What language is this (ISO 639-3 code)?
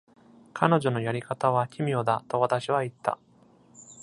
jpn